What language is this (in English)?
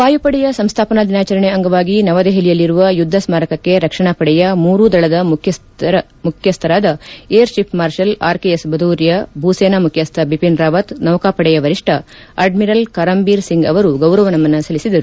Kannada